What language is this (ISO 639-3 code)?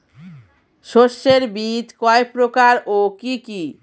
ben